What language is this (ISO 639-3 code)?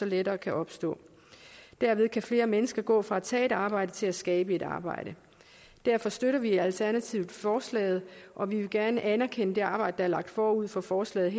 dan